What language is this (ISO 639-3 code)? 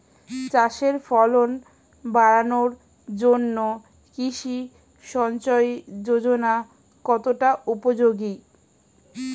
ben